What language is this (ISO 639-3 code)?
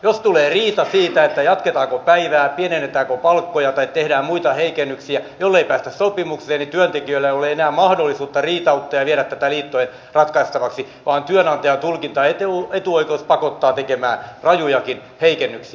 fin